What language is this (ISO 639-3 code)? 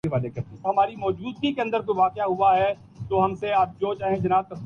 urd